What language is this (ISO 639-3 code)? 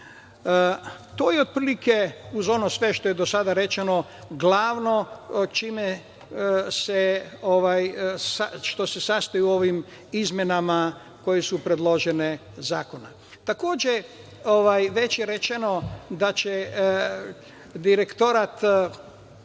srp